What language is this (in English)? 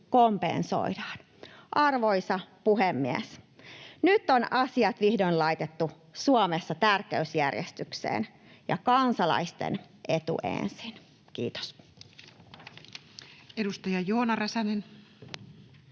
Finnish